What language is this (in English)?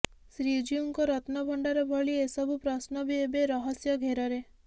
Odia